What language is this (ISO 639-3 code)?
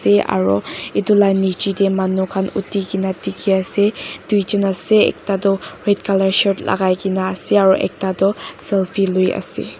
nag